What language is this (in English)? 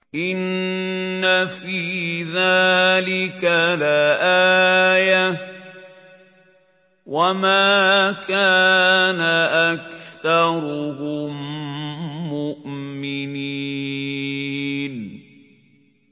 Arabic